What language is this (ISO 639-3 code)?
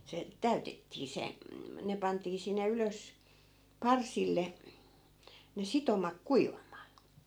fin